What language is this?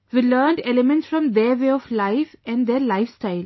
English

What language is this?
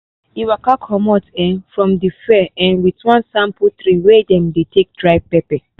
Nigerian Pidgin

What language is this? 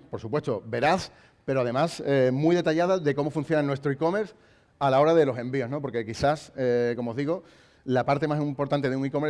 Spanish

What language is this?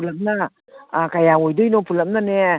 Manipuri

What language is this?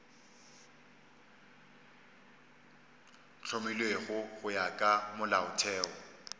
Northern Sotho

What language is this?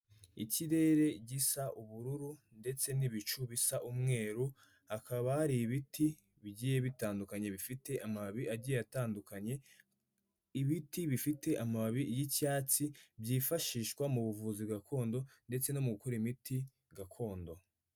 Kinyarwanda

